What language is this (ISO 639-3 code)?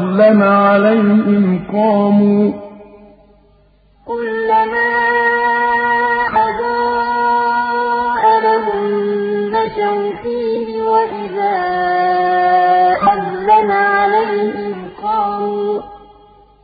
ara